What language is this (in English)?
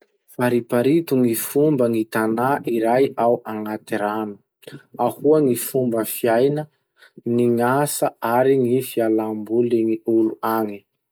Masikoro Malagasy